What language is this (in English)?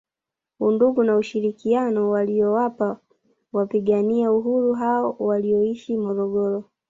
Swahili